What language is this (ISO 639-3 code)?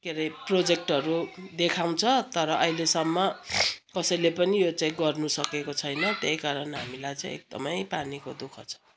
nep